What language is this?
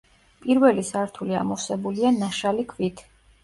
Georgian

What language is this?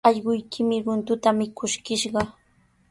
Sihuas Ancash Quechua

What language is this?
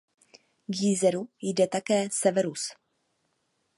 Czech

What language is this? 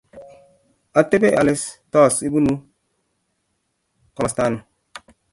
Kalenjin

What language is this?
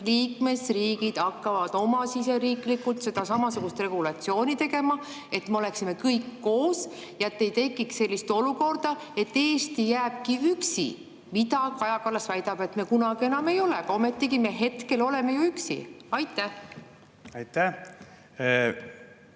Estonian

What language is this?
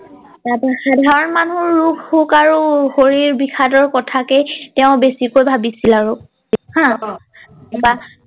Assamese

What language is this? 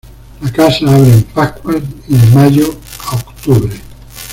Spanish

